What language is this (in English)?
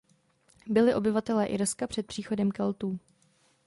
Czech